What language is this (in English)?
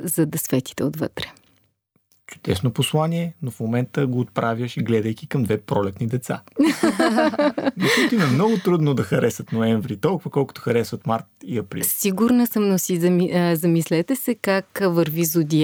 Bulgarian